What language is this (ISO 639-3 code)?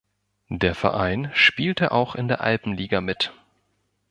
deu